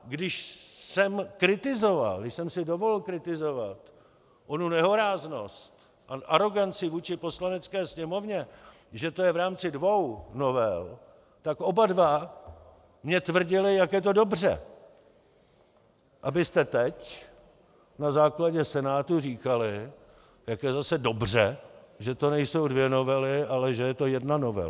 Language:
Czech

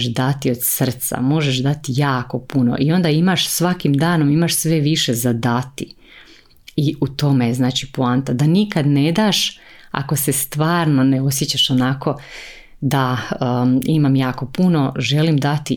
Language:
Croatian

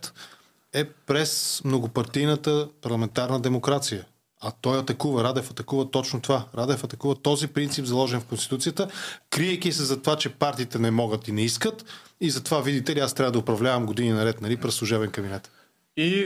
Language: Bulgarian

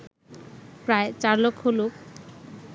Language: Bangla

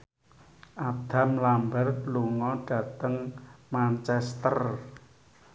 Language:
Javanese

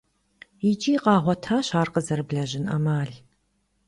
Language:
Kabardian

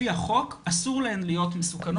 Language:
Hebrew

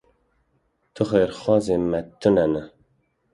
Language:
Kurdish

